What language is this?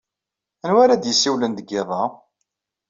Kabyle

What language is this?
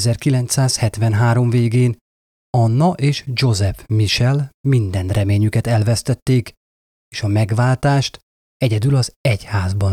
Hungarian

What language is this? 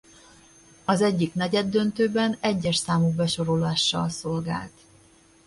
Hungarian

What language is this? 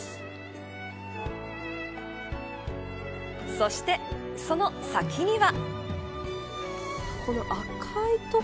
Japanese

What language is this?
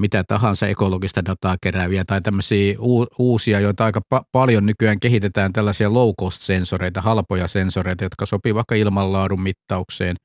Finnish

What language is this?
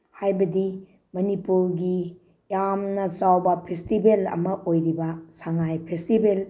Manipuri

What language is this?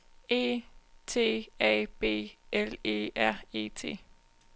Danish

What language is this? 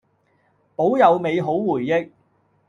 Cantonese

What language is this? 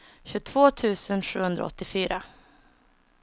Swedish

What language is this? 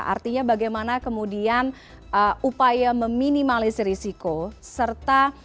Indonesian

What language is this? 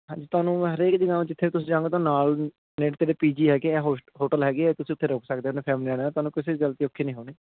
Punjabi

